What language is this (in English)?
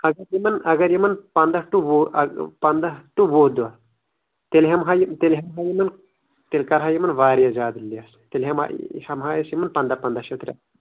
Kashmiri